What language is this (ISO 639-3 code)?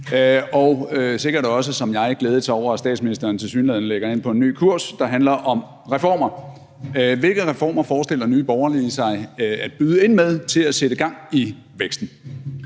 dan